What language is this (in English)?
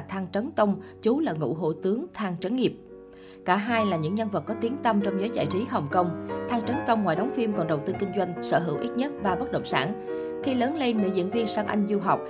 Vietnamese